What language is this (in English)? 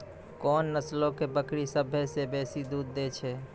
Maithili